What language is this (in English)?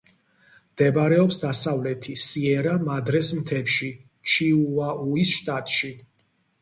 Georgian